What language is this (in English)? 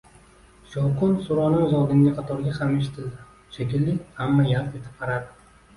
Uzbek